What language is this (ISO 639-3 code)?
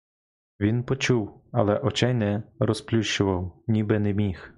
ukr